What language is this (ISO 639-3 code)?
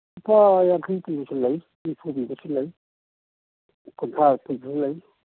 mni